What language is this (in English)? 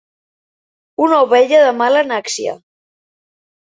Catalan